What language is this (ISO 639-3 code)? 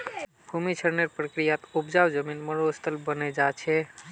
mag